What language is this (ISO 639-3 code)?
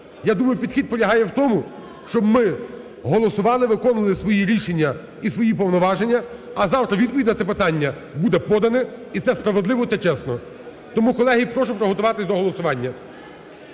ukr